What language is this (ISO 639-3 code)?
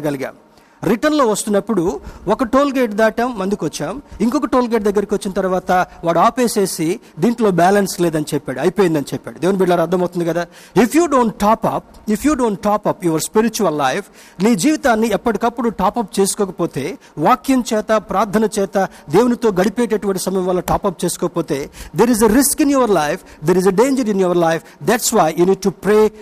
tel